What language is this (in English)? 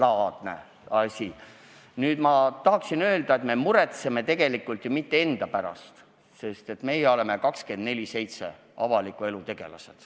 Estonian